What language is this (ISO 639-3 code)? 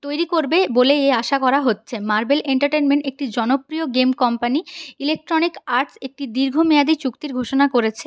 ben